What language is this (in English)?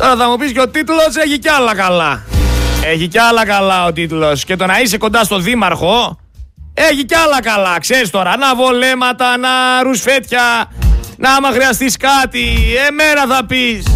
Greek